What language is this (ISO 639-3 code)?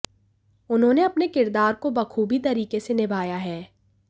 hin